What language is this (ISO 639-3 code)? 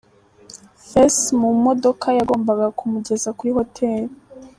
kin